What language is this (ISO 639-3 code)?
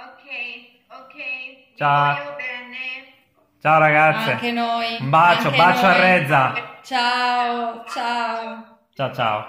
ita